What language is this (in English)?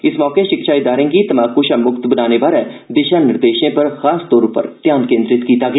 Dogri